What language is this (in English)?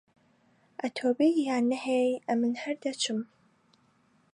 Central Kurdish